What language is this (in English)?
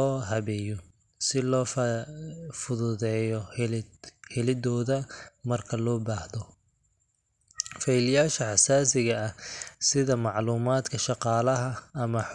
Somali